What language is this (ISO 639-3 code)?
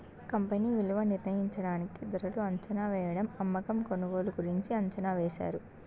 tel